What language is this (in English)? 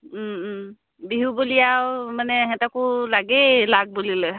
Assamese